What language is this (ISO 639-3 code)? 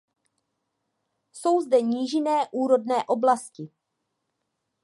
ces